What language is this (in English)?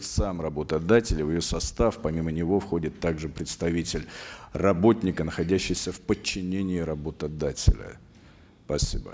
Kazakh